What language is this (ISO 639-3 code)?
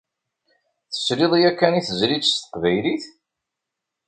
kab